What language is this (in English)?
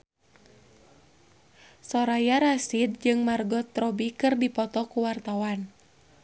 Sundanese